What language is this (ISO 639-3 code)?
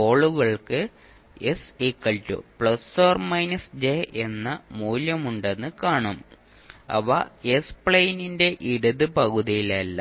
mal